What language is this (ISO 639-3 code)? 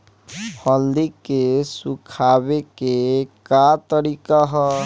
bho